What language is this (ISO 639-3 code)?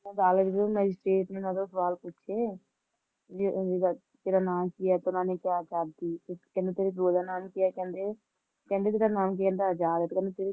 pan